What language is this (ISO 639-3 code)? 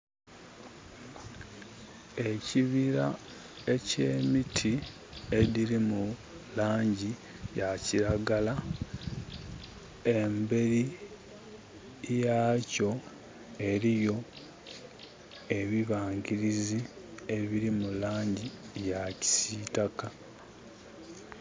xog